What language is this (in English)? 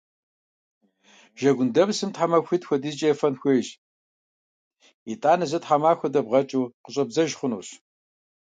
Kabardian